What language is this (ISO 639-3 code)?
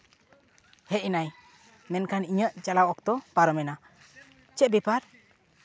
sat